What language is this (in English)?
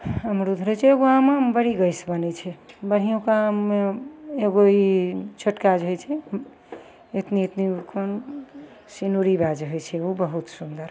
Maithili